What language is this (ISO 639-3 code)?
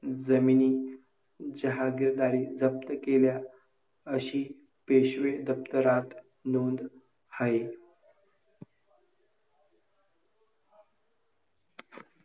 mar